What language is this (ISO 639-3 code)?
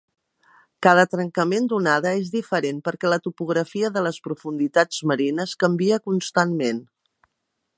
cat